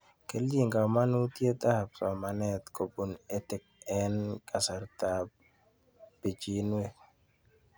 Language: Kalenjin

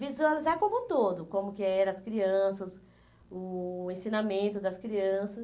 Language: Portuguese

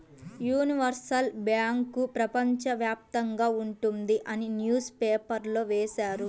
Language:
Telugu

